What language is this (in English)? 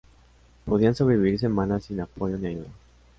Spanish